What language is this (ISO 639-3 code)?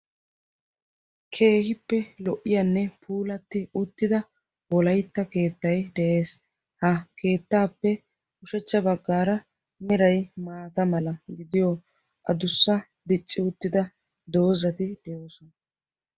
wal